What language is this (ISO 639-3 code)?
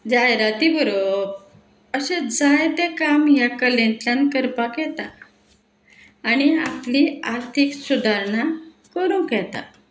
kok